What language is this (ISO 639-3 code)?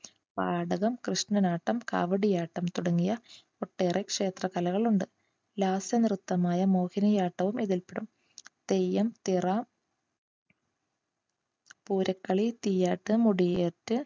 mal